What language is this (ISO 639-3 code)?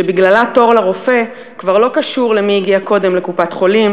heb